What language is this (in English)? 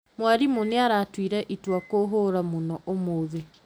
Kikuyu